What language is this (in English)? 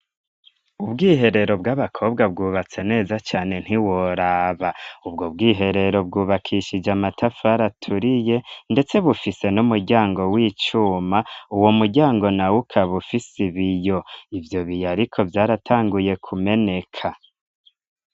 Rundi